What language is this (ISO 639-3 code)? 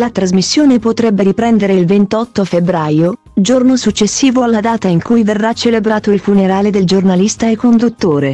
ita